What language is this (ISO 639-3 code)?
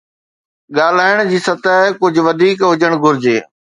snd